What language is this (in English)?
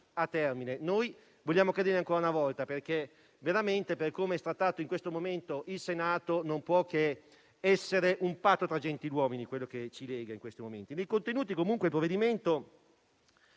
Italian